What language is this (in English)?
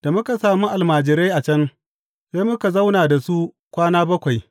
Hausa